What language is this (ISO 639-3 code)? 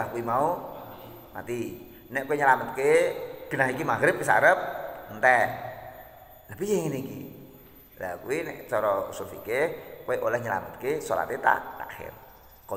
ind